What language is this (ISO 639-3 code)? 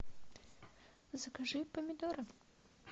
rus